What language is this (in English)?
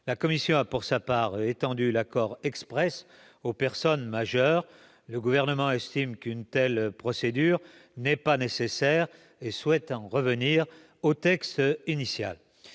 French